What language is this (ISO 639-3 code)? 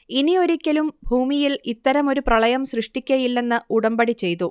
mal